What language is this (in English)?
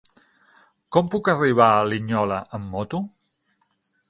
Catalan